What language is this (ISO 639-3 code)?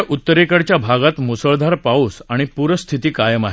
mar